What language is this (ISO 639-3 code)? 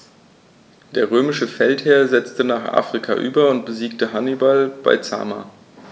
deu